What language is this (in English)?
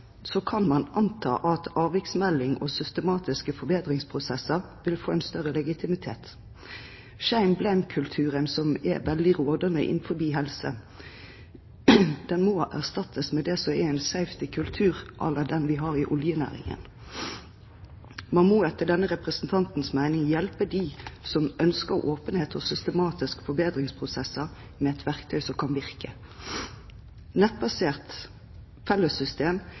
Norwegian Bokmål